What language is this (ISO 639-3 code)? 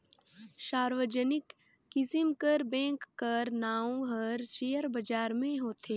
hne